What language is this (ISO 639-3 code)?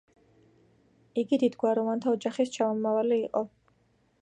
kat